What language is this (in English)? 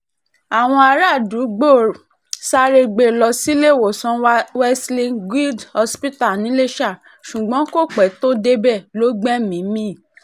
Yoruba